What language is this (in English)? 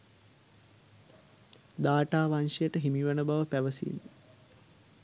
Sinhala